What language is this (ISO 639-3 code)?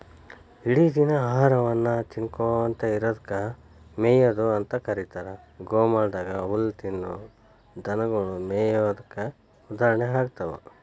kan